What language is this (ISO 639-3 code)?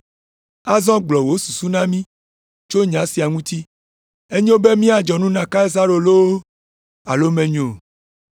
ewe